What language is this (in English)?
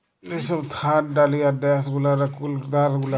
Bangla